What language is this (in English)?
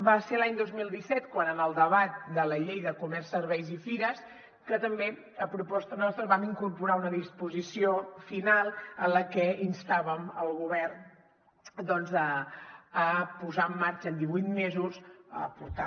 Catalan